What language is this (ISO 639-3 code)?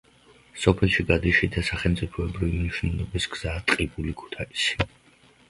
kat